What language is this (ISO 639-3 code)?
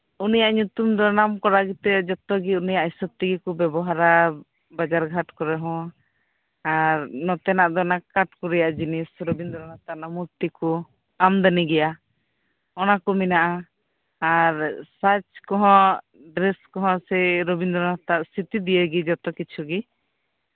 sat